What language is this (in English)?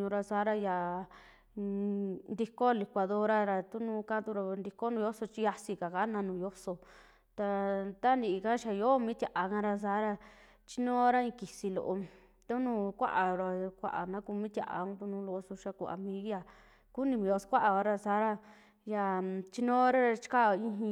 Western Juxtlahuaca Mixtec